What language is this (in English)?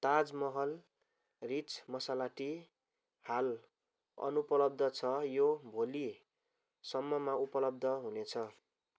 Nepali